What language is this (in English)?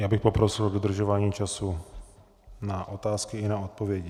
Czech